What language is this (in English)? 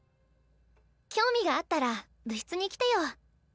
Japanese